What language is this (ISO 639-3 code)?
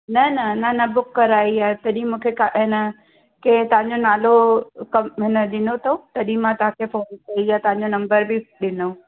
snd